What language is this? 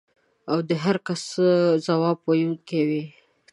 Pashto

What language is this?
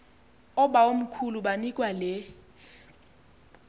Xhosa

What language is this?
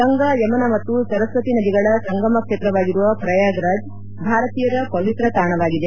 Kannada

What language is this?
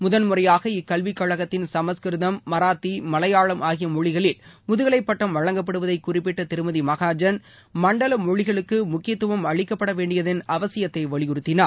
Tamil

